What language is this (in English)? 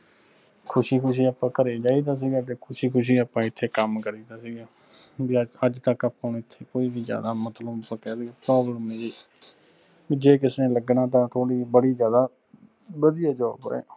Punjabi